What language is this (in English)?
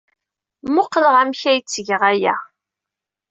Kabyle